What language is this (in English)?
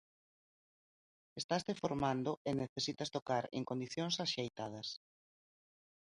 Galician